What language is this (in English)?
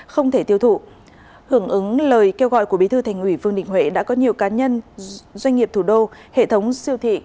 Vietnamese